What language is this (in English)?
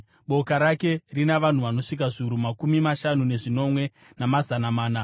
Shona